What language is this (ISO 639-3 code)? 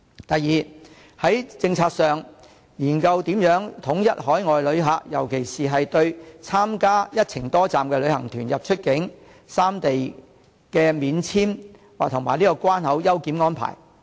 yue